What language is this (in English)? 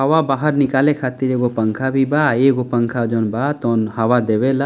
Bhojpuri